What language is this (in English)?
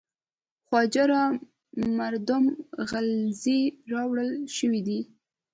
Pashto